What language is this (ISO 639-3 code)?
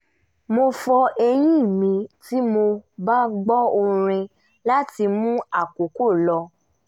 yor